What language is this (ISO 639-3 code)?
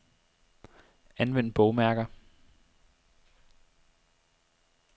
dan